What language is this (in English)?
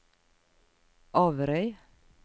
Norwegian